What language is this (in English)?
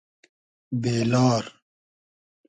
Hazaragi